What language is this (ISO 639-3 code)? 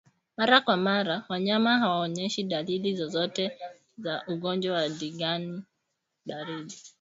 swa